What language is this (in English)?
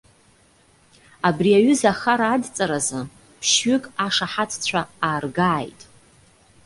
Abkhazian